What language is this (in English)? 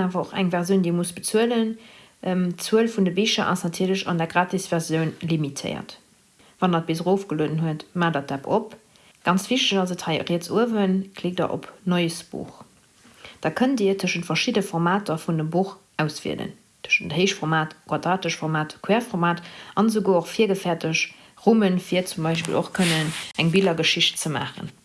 German